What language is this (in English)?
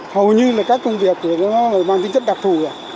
Vietnamese